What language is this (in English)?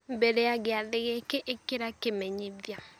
Kikuyu